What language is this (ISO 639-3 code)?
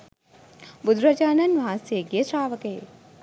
sin